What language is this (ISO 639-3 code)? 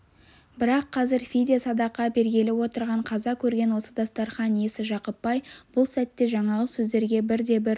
kaz